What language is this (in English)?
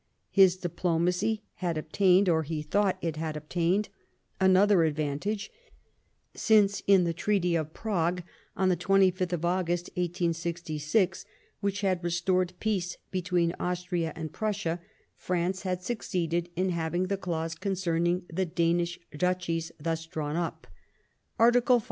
English